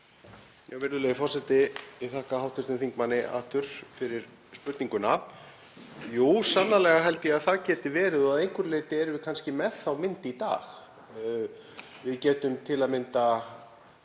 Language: Icelandic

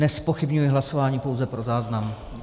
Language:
Czech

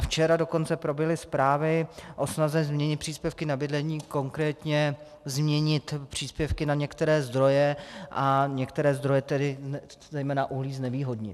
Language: Czech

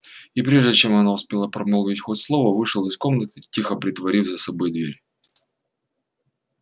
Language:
Russian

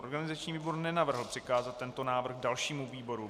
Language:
Czech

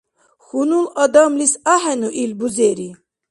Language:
Dargwa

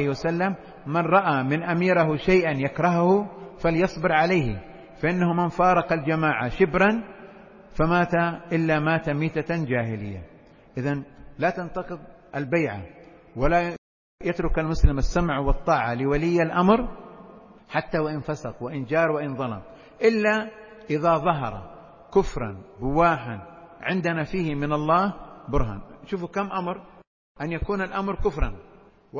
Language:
Arabic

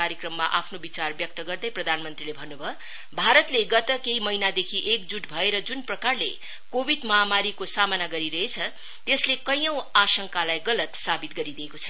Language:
Nepali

